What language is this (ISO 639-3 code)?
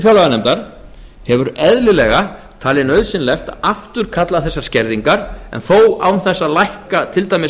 isl